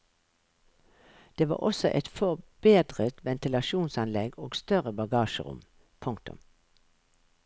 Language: Norwegian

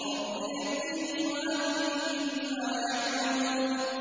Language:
Arabic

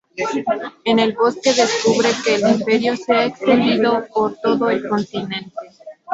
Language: Spanish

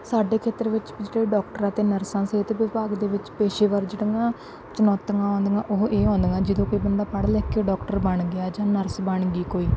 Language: Punjabi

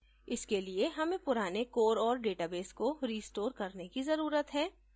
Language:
Hindi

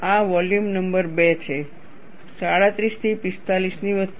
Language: Gujarati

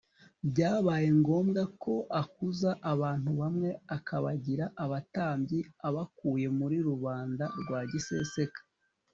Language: Kinyarwanda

